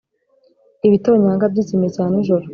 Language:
Kinyarwanda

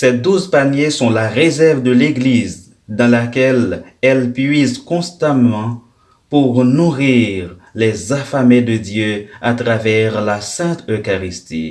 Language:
French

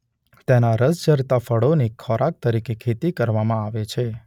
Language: Gujarati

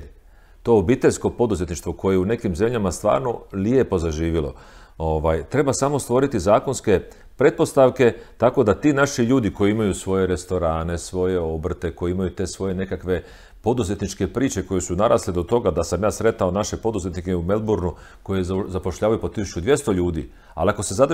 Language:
Croatian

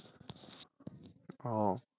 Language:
Bangla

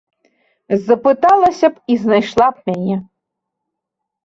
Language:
Belarusian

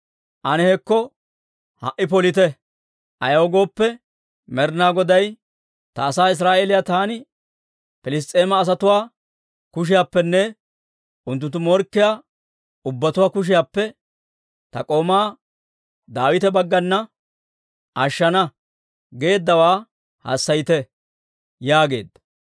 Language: Dawro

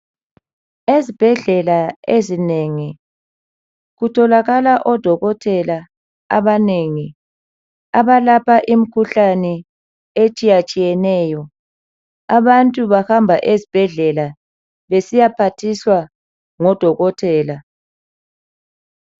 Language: North Ndebele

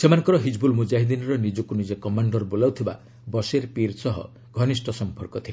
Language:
Odia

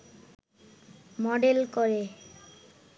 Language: Bangla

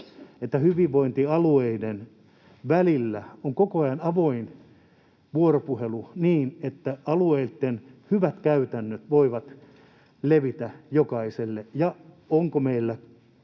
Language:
Finnish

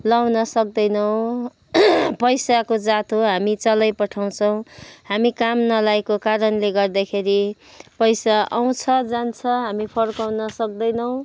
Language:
Nepali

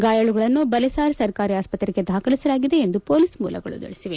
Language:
Kannada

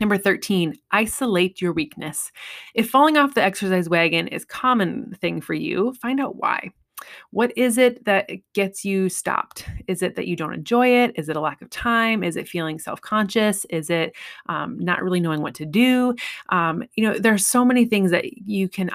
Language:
English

